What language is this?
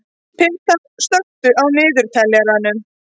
Icelandic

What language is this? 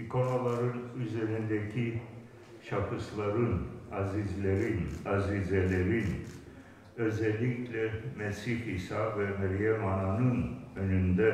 Turkish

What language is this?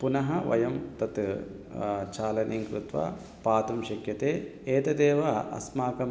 Sanskrit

